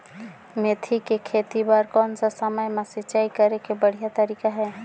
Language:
Chhattisgarhi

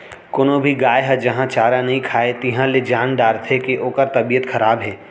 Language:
Chhattisgarhi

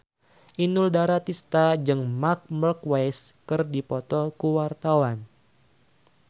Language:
Sundanese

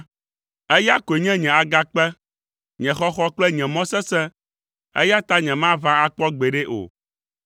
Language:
Ewe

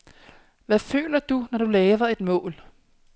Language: Danish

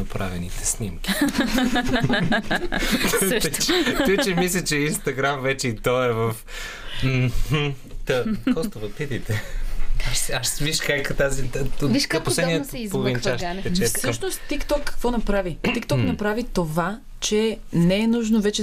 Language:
Bulgarian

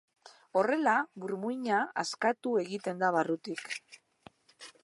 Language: Basque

